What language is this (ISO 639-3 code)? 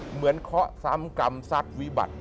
tha